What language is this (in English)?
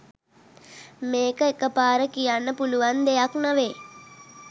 Sinhala